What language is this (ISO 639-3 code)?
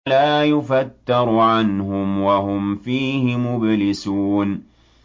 ara